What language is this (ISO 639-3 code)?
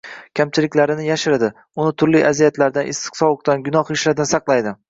uzb